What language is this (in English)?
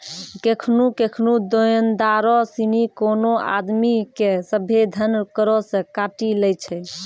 Maithili